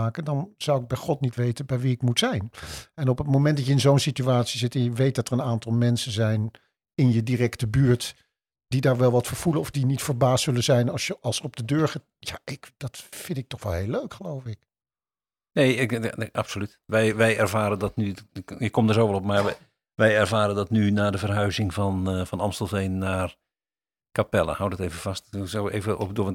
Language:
Dutch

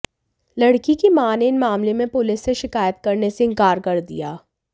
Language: Hindi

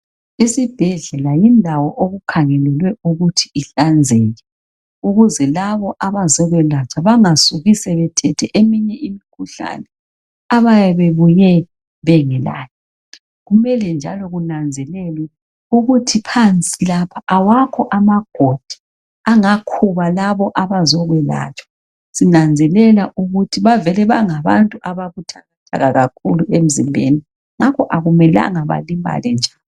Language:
North Ndebele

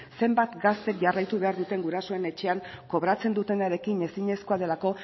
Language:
Basque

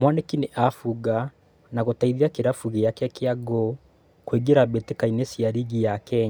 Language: Kikuyu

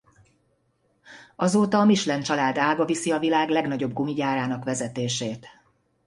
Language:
Hungarian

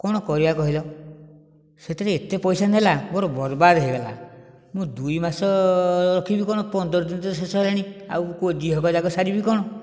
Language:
Odia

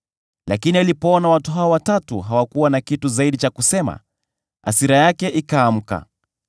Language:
Swahili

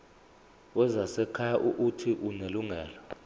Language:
Zulu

